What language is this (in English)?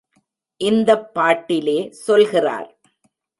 Tamil